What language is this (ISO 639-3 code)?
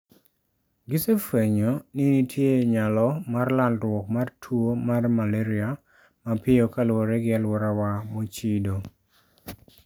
luo